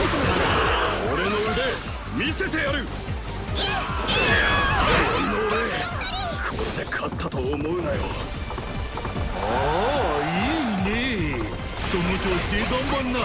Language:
Japanese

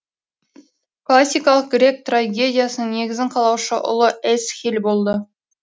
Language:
Kazakh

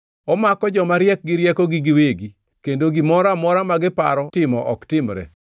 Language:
Luo (Kenya and Tanzania)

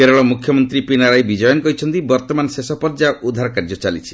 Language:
Odia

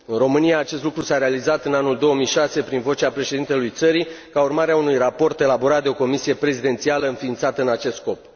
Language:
Romanian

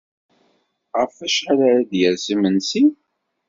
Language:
Kabyle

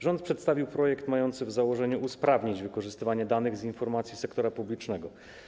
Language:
Polish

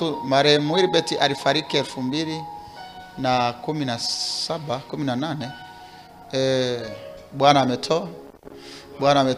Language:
Swahili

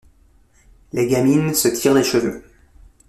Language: French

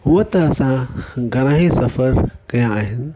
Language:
Sindhi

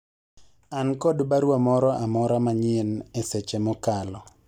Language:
Luo (Kenya and Tanzania)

